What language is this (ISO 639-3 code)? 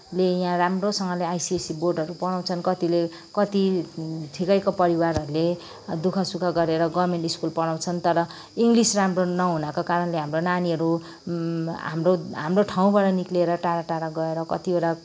nep